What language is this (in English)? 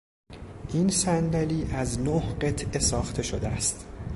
Persian